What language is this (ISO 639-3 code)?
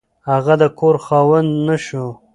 pus